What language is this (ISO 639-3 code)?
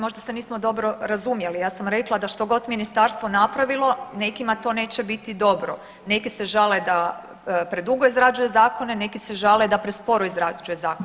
hrv